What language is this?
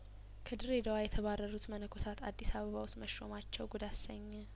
Amharic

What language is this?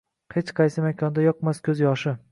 Uzbek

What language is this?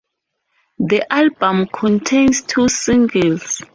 English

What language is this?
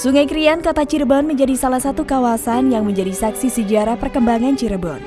Indonesian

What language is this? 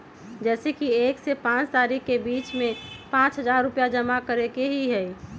Magahi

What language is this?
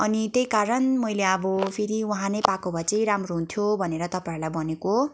Nepali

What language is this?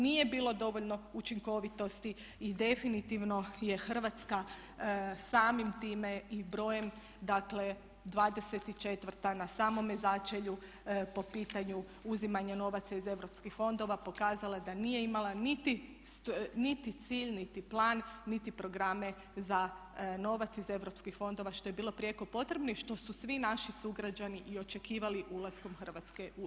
Croatian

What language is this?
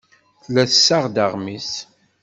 Kabyle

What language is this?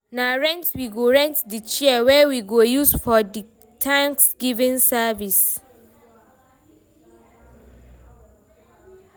Nigerian Pidgin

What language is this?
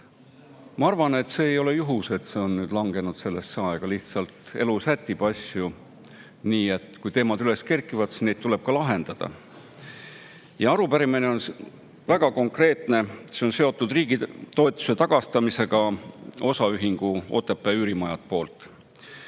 Estonian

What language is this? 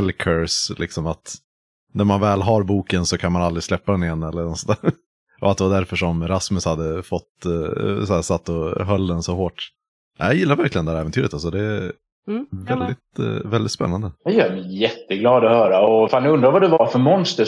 Swedish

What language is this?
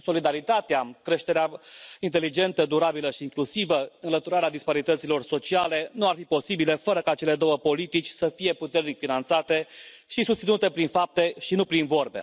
Romanian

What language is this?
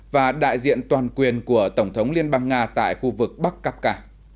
Vietnamese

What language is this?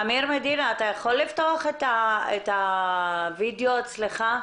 Hebrew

